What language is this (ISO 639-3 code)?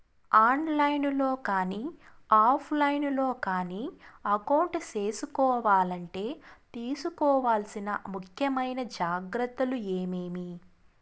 tel